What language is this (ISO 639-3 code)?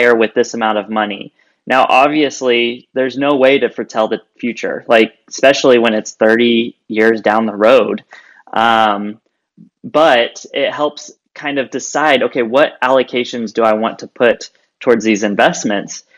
eng